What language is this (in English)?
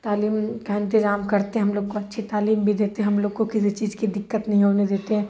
Urdu